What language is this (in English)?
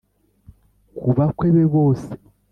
Kinyarwanda